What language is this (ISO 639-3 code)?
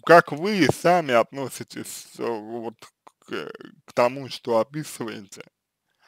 rus